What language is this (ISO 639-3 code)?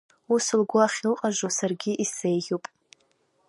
abk